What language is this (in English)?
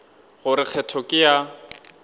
Northern Sotho